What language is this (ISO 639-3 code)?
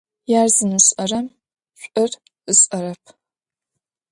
ady